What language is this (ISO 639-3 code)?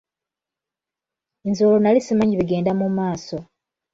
lug